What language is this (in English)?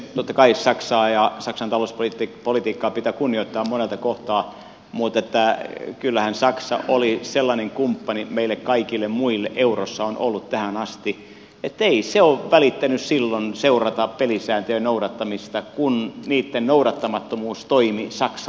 Finnish